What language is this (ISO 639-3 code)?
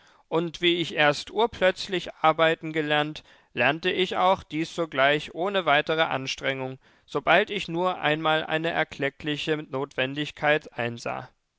deu